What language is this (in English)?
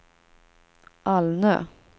Swedish